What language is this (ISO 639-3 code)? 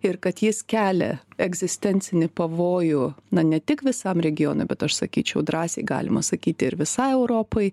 lit